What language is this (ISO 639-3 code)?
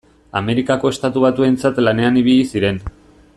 eus